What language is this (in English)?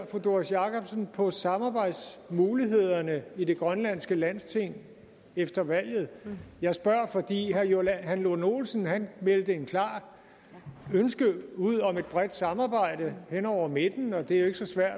Danish